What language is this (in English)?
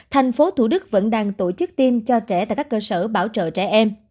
Vietnamese